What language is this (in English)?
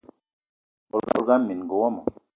Eton (Cameroon)